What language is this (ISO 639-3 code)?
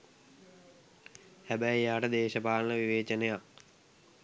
sin